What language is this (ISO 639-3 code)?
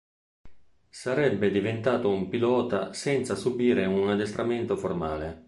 ita